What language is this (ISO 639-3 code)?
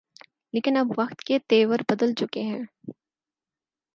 urd